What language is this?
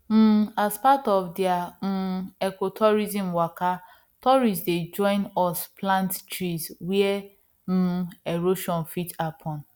Nigerian Pidgin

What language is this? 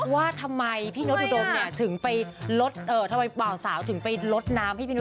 Thai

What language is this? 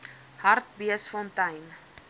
Afrikaans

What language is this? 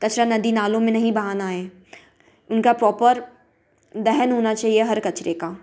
Hindi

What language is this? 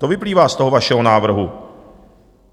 Czech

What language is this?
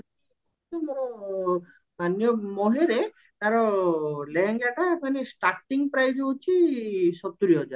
Odia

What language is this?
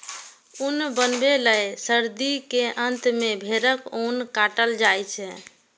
Maithili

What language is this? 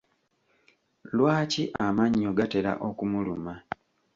Ganda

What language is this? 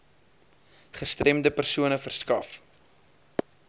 Afrikaans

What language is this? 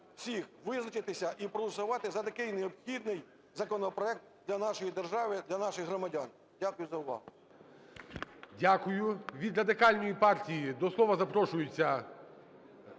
Ukrainian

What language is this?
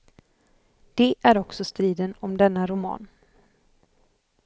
Swedish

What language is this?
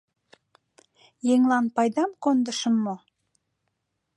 Mari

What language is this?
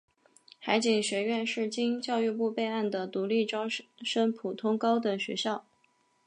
Chinese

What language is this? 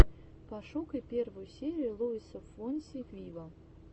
Russian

